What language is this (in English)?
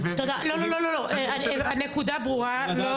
Hebrew